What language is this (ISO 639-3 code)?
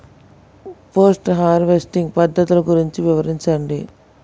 tel